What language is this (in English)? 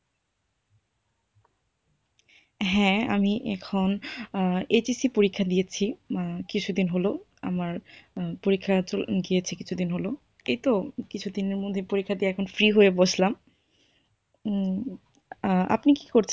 Bangla